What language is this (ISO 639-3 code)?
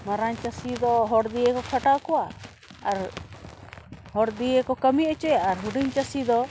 sat